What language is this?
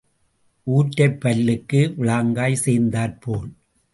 Tamil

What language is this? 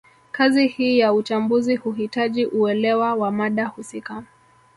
Swahili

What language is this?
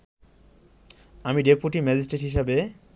Bangla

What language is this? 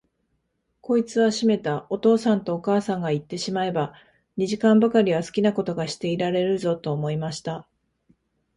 Japanese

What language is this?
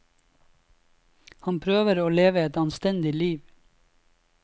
Norwegian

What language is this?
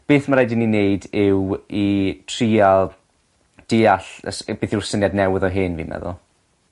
Welsh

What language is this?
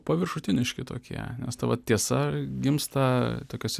Lithuanian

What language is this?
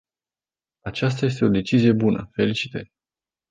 Romanian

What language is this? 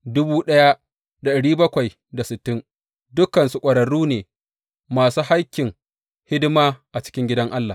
Hausa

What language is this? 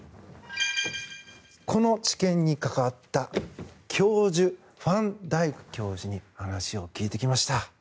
Japanese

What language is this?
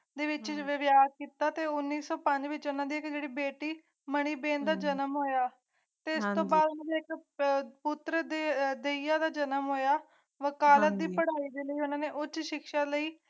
Punjabi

